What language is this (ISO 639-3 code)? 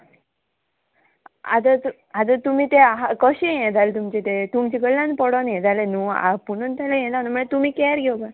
kok